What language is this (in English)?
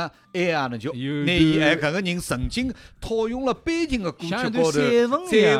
Chinese